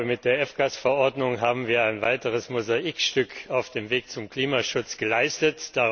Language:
German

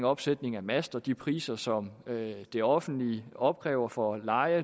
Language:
Danish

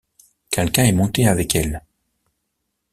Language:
French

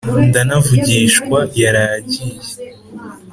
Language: Kinyarwanda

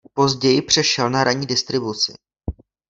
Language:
Czech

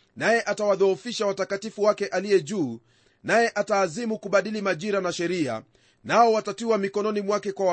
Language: Swahili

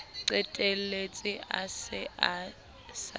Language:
Southern Sotho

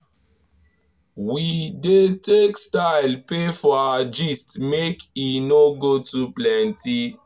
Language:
Nigerian Pidgin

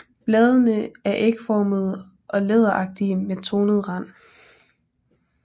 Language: Danish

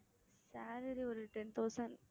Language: Tamil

